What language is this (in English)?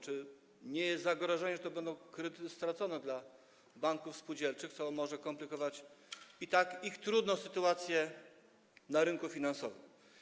Polish